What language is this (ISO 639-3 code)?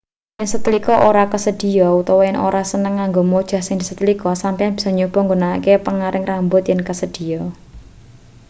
jav